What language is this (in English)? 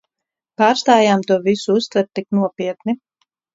Latvian